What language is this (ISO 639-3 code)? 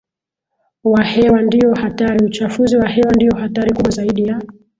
swa